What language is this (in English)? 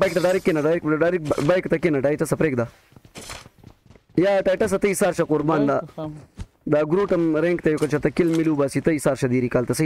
Arabic